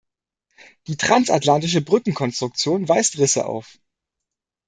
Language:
German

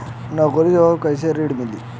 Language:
Bhojpuri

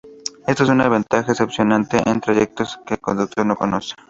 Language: Spanish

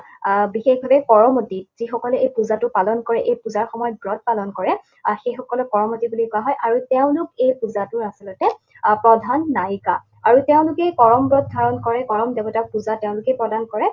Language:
Assamese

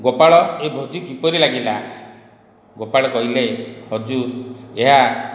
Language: Odia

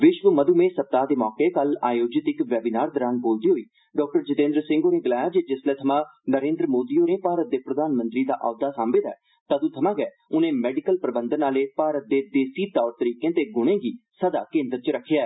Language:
Dogri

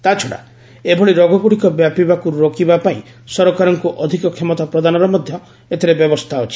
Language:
Odia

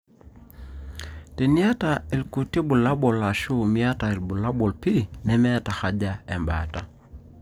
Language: Masai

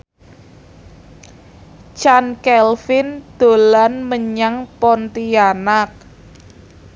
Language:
Javanese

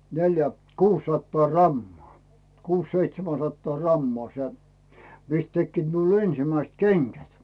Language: Finnish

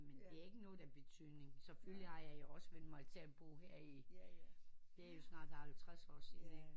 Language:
Danish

